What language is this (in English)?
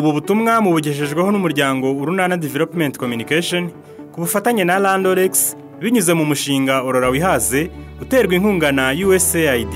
Romanian